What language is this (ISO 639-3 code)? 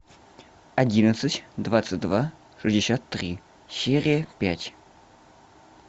rus